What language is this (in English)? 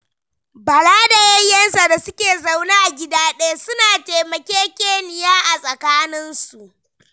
Hausa